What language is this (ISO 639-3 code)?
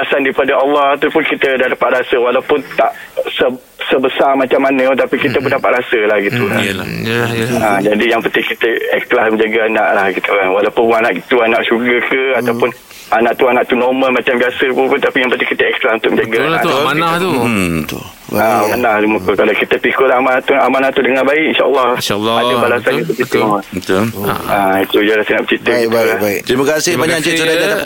msa